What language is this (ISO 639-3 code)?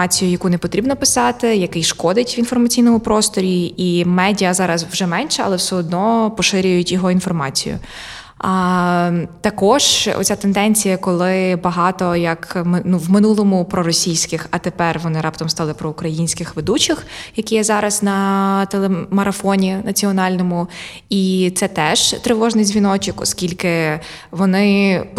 ukr